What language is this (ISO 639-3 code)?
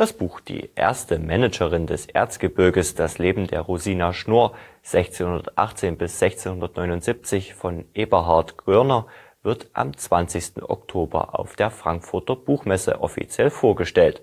deu